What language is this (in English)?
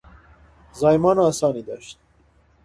Persian